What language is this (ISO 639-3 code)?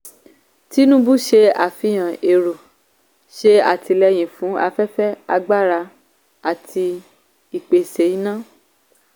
yor